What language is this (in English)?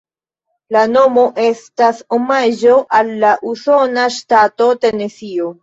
Esperanto